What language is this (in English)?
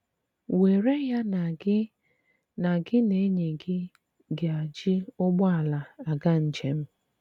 Igbo